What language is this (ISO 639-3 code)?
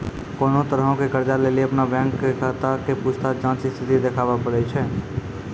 mai